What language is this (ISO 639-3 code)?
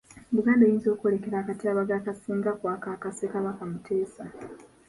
lug